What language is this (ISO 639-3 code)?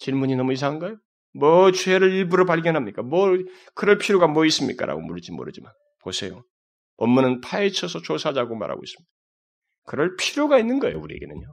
kor